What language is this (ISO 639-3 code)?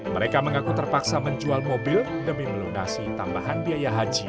ind